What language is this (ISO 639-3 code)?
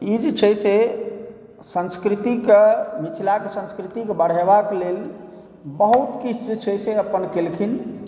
mai